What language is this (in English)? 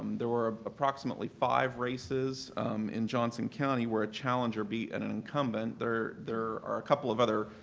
English